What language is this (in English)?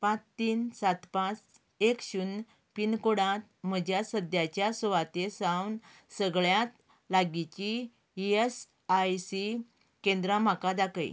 Konkani